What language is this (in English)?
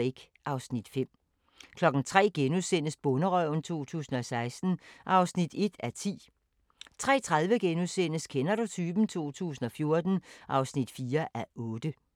Danish